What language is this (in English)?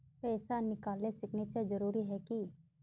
Magahi